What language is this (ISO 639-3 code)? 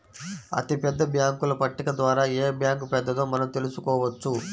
tel